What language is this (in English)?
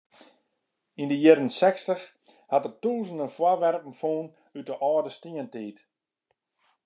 Western Frisian